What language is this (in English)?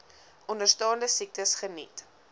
Afrikaans